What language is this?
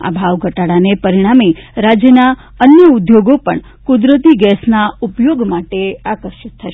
Gujarati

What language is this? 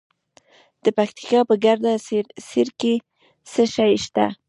Pashto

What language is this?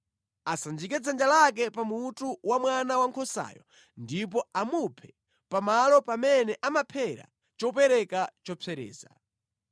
Nyanja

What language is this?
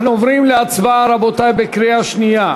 Hebrew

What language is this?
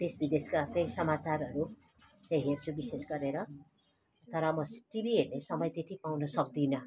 Nepali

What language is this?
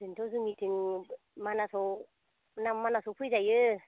Bodo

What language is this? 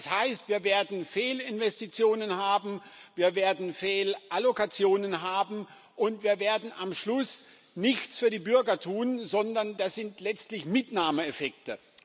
German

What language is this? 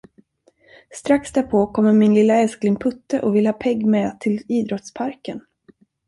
Swedish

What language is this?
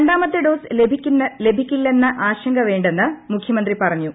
Malayalam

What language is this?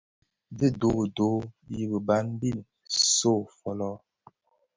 Bafia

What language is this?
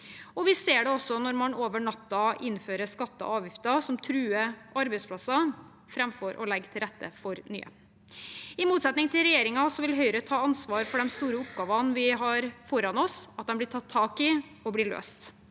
Norwegian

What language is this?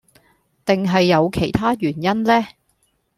Cantonese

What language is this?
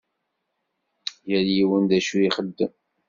Kabyle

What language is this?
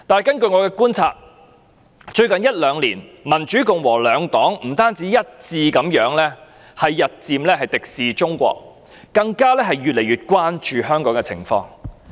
Cantonese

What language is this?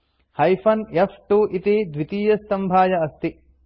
Sanskrit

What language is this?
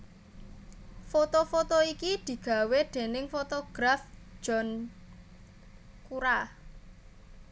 Javanese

